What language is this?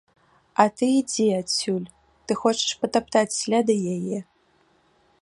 Belarusian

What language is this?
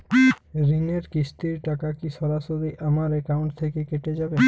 Bangla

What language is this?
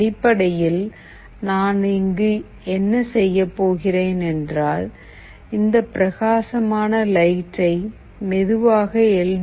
Tamil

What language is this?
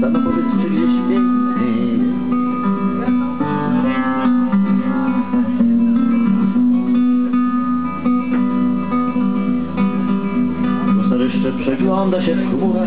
Italian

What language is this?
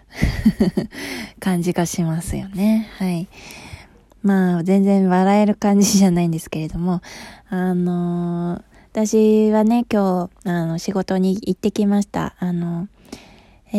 Japanese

